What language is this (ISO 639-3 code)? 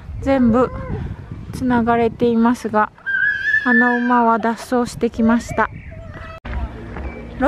jpn